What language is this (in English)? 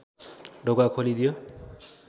Nepali